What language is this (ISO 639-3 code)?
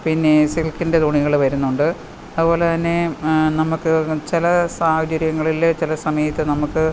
mal